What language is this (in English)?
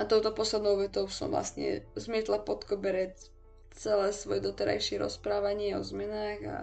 Slovak